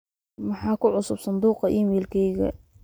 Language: Somali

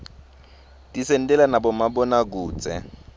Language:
Swati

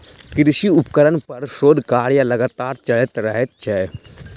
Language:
Maithili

